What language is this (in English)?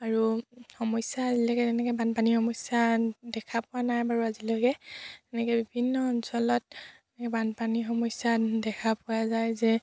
Assamese